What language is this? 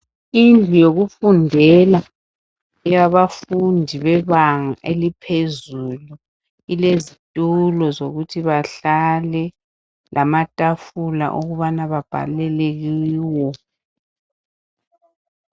North Ndebele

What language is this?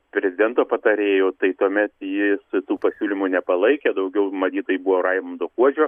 Lithuanian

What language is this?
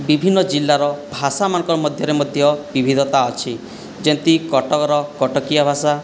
Odia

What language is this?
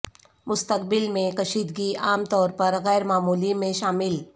Urdu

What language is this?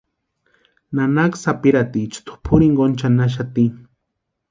Western Highland Purepecha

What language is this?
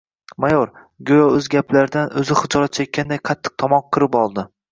Uzbek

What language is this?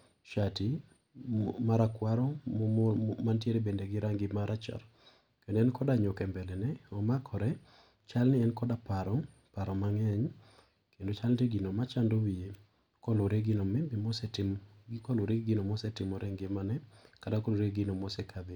Luo (Kenya and Tanzania)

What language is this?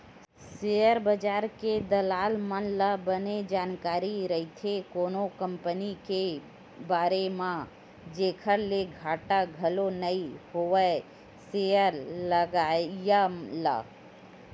Chhattisgarhi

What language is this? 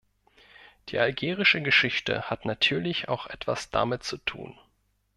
German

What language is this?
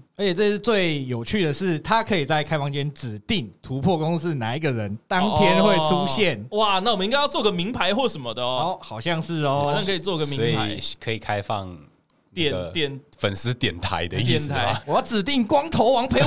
Chinese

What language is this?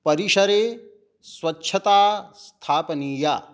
Sanskrit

